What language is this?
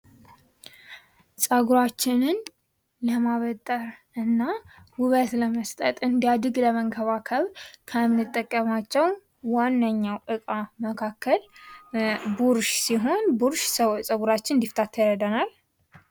Amharic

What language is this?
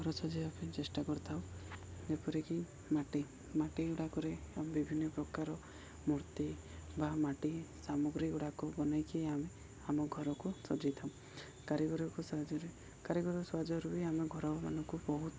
Odia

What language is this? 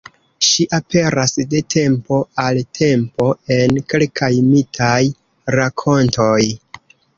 Esperanto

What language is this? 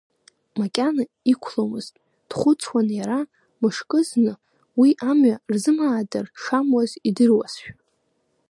Abkhazian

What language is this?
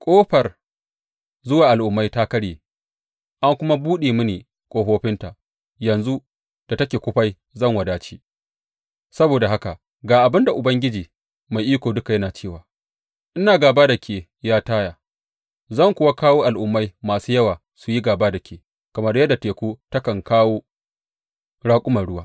Hausa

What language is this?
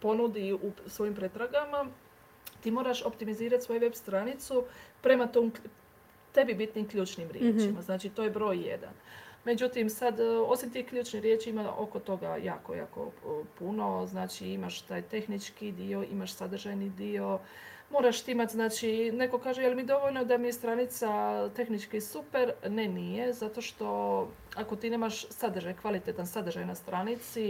Croatian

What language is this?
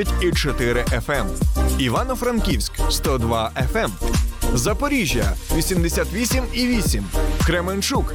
Ukrainian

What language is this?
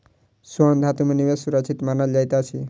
Maithili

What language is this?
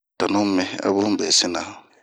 Bomu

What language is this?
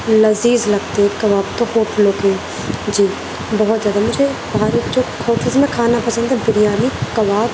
Urdu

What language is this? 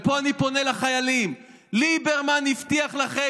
Hebrew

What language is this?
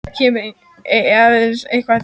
Icelandic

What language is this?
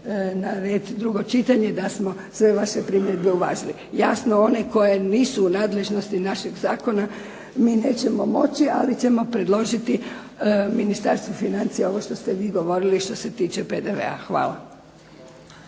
Croatian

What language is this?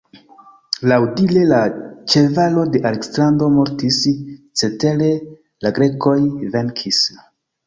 Esperanto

